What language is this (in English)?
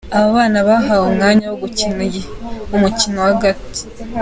Kinyarwanda